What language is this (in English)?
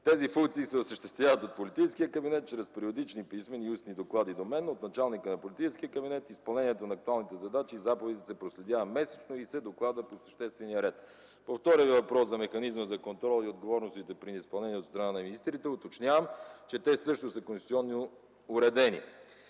Bulgarian